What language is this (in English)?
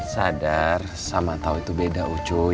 Indonesian